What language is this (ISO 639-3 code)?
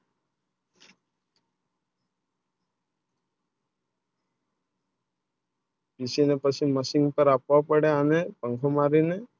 guj